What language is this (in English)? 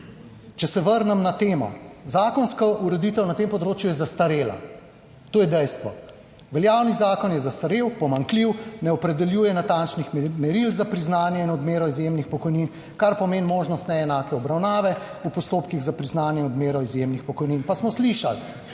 Slovenian